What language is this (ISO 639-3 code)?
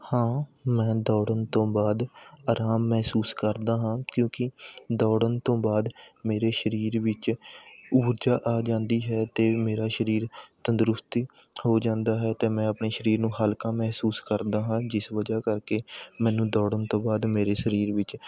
pan